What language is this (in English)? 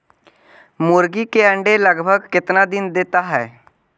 Magahi